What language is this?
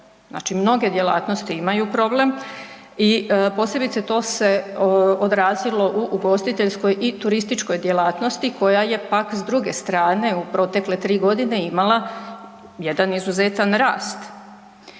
Croatian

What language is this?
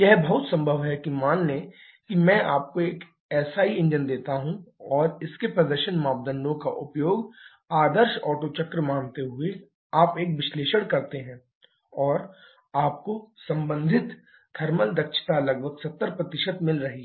Hindi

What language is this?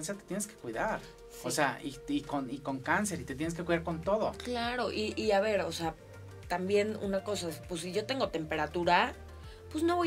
Spanish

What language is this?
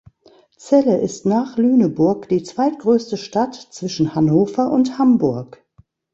German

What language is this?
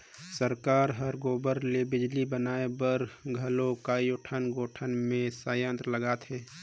Chhattisgarhi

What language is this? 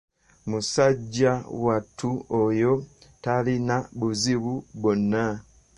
Ganda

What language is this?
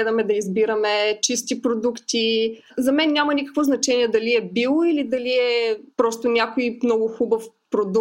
Bulgarian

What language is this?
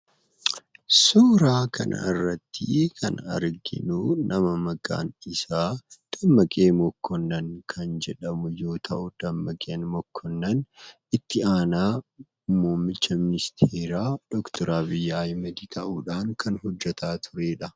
Oromo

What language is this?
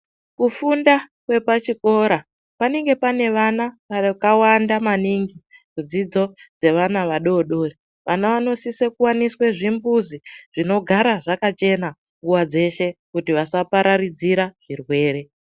Ndau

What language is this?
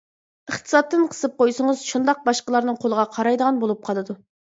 Uyghur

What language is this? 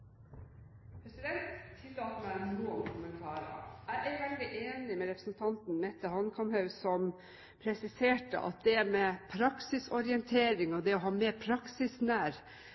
Norwegian Bokmål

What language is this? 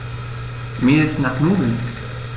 German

